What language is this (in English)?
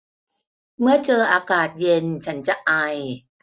Thai